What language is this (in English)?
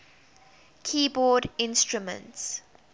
English